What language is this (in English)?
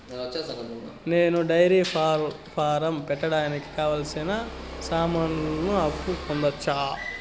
Telugu